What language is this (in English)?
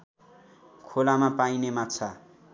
Nepali